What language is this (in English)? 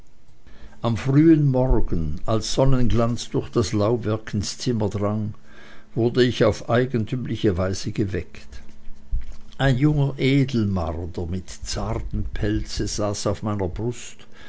German